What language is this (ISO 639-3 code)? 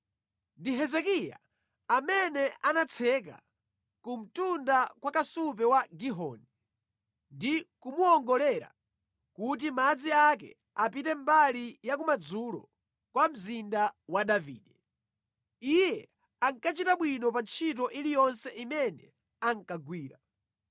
nya